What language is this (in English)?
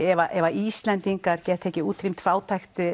Icelandic